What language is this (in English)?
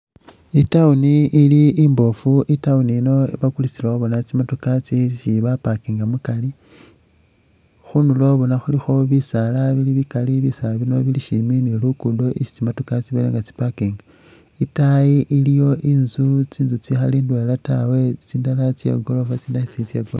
Masaaba